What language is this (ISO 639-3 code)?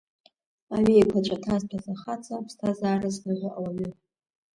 abk